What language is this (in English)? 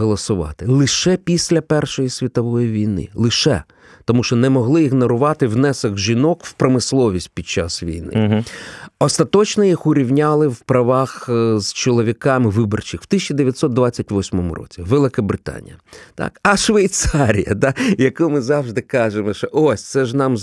Ukrainian